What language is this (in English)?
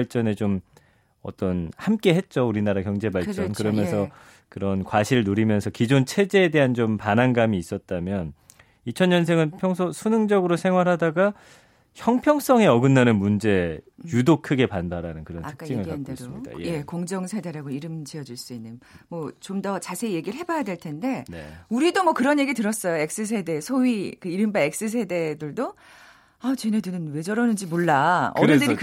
Korean